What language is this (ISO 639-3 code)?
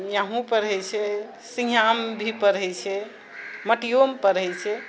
mai